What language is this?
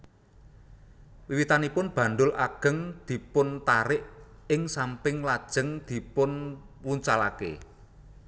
Javanese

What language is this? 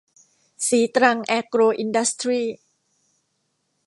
Thai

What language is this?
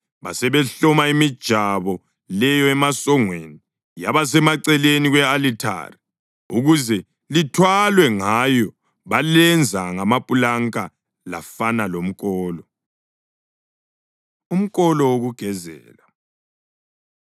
North Ndebele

